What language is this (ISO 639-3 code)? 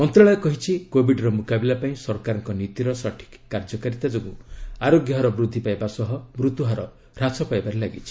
ori